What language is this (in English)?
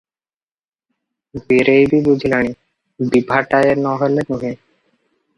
Odia